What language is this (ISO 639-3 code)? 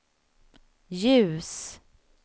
swe